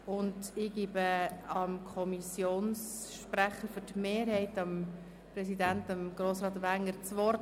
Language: Swiss German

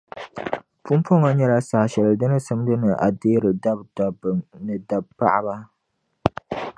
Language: Dagbani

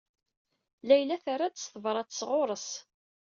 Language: Kabyle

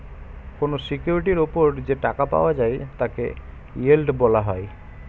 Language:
Bangla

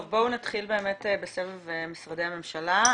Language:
Hebrew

